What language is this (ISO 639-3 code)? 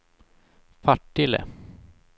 swe